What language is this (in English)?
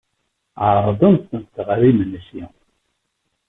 Kabyle